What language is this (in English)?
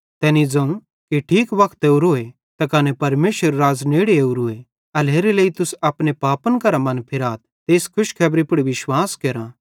Bhadrawahi